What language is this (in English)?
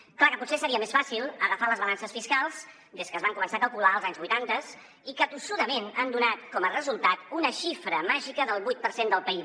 Catalan